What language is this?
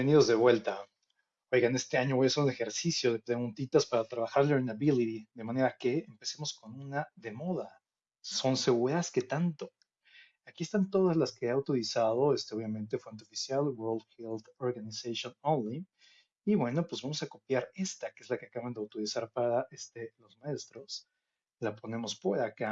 Spanish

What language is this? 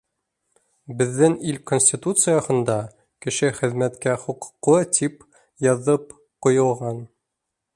Bashkir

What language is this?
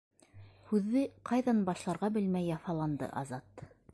Bashkir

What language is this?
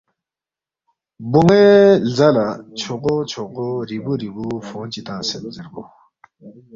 Balti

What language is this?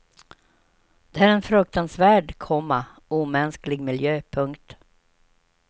Swedish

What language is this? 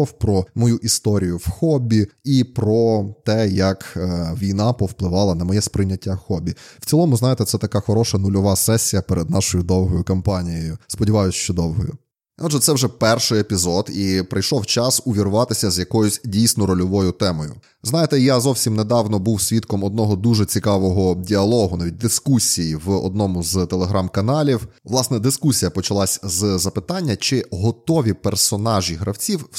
Ukrainian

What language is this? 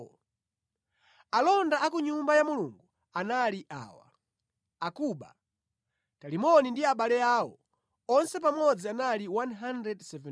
Nyanja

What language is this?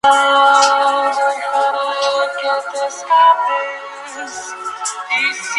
Spanish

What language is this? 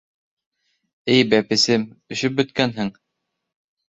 Bashkir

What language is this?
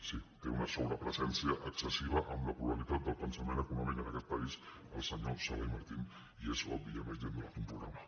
Catalan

